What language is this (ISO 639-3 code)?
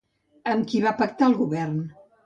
cat